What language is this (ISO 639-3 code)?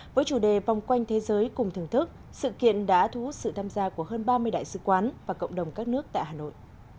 vie